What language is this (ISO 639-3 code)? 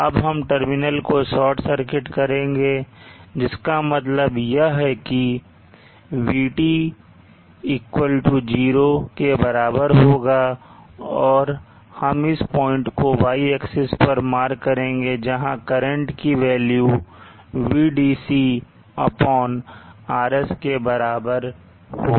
hin